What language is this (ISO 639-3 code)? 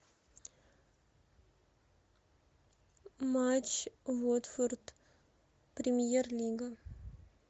rus